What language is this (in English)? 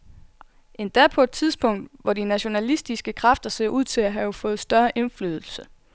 Danish